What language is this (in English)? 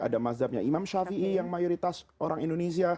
Indonesian